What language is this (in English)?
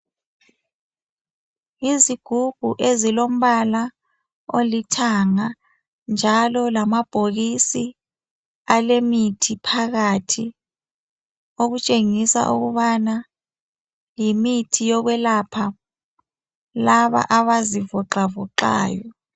North Ndebele